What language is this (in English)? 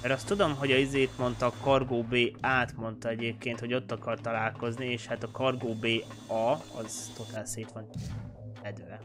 Hungarian